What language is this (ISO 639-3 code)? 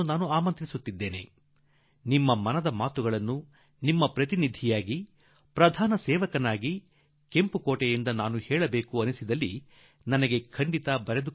kan